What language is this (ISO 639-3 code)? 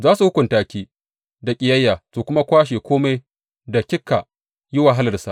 hau